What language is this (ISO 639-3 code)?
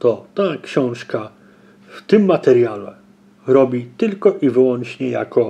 pol